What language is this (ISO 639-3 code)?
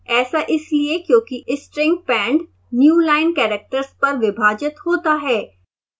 hin